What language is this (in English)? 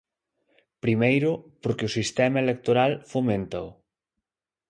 Galician